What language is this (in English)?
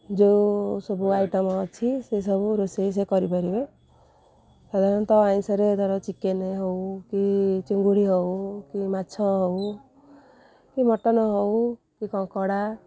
Odia